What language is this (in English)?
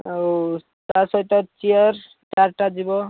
Odia